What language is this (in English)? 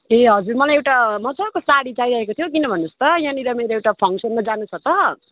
Nepali